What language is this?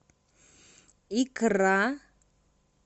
Russian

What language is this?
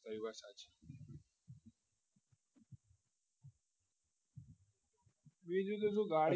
Gujarati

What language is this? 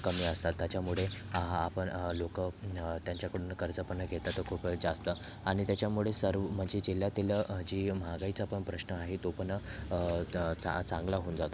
Marathi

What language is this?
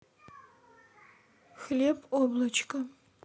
Russian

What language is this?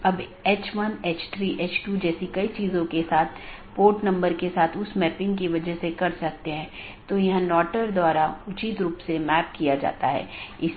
Hindi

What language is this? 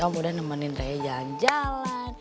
Indonesian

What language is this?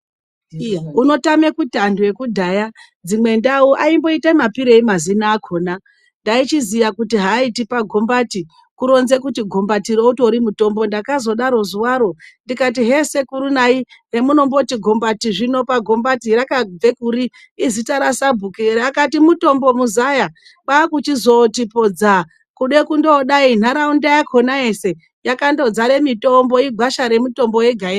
Ndau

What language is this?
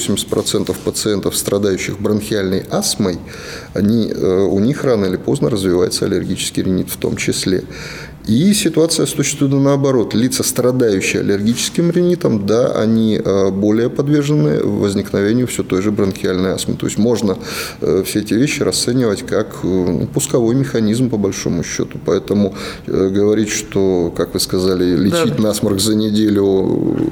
Russian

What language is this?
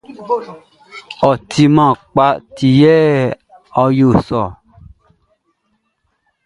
Baoulé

